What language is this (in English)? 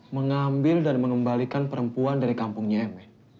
Indonesian